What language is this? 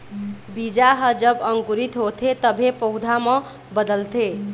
Chhattisgarhi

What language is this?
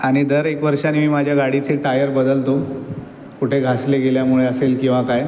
Marathi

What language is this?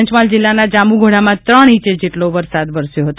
Gujarati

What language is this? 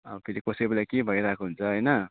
Nepali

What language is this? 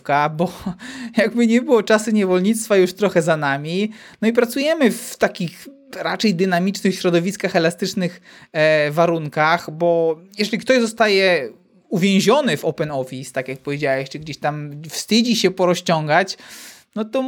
Polish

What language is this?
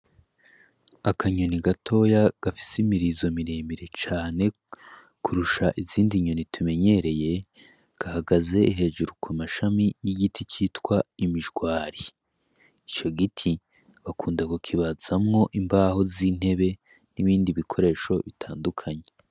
Rundi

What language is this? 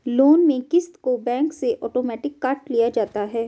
Hindi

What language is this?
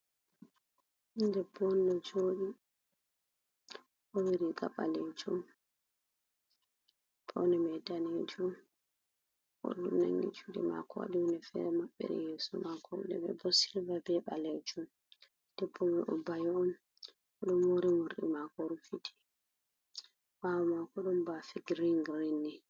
Fula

